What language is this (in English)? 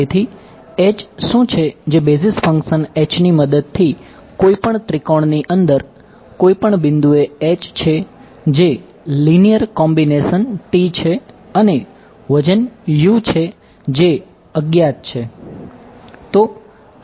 Gujarati